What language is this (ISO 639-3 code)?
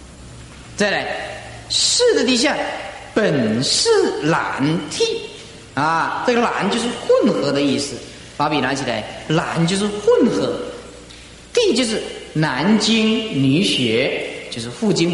zho